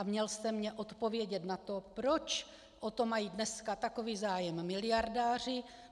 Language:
Czech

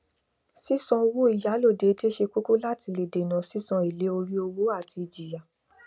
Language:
Yoruba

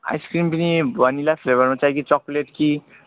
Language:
Nepali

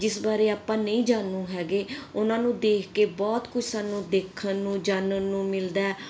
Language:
Punjabi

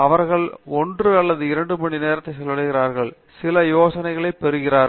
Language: Tamil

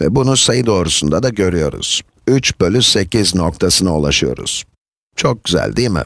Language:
Turkish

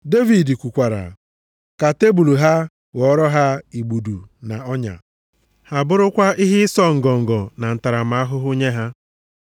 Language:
Igbo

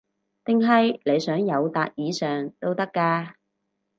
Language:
Cantonese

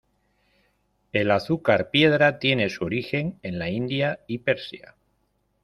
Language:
Spanish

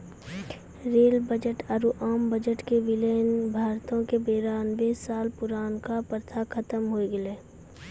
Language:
Maithili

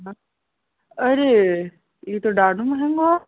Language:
Sindhi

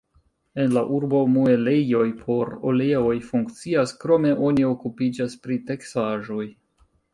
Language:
Esperanto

